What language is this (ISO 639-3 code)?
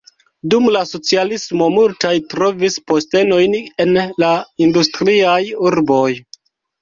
epo